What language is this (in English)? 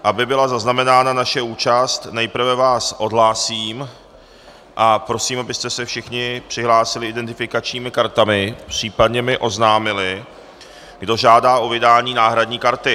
Czech